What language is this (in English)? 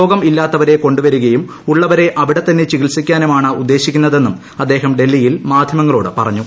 Malayalam